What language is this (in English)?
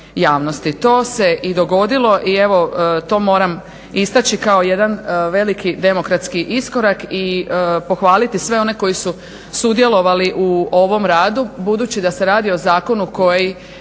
Croatian